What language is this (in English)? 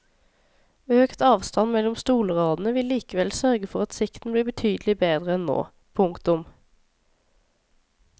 Norwegian